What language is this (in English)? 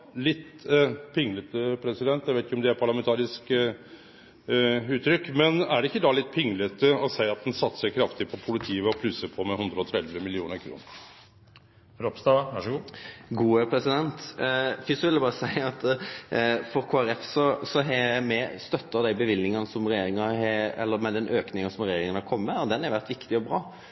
Norwegian Nynorsk